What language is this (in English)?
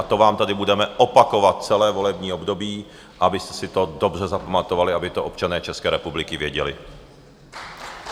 Czech